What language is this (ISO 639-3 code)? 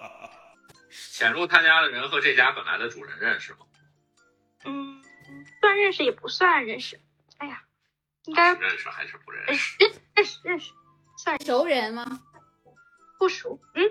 zho